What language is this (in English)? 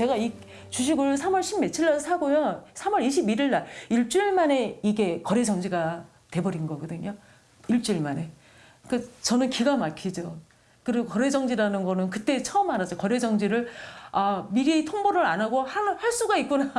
Korean